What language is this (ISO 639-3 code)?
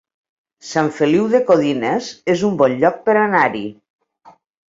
cat